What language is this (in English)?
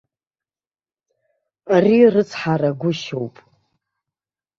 Abkhazian